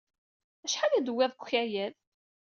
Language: Kabyle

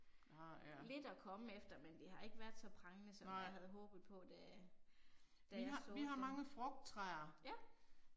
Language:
Danish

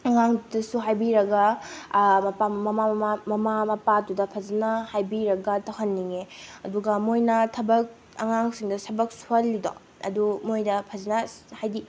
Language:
Manipuri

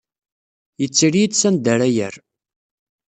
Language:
Kabyle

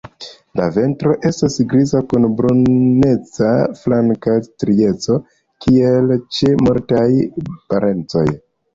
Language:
Esperanto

